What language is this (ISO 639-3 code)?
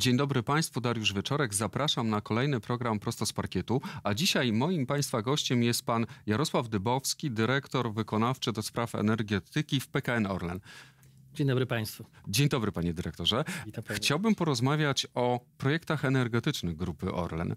pol